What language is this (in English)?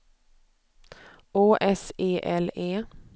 Swedish